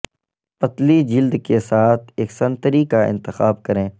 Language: Urdu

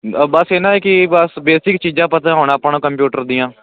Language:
Punjabi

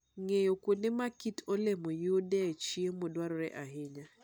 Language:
Luo (Kenya and Tanzania)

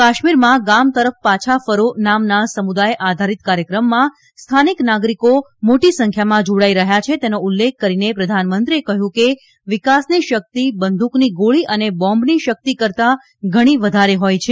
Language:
Gujarati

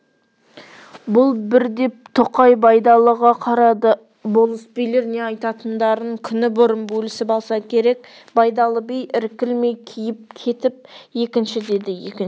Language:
Kazakh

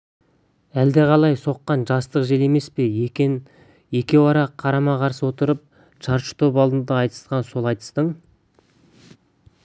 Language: Kazakh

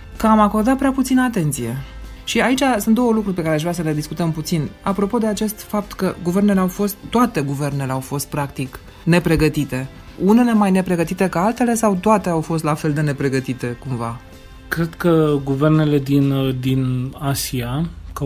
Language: Romanian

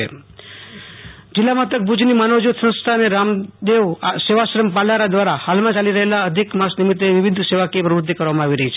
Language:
Gujarati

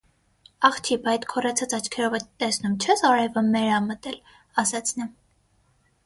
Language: Armenian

